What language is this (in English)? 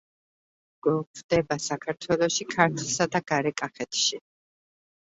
Georgian